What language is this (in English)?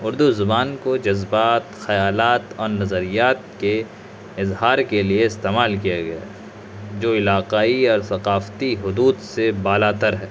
Urdu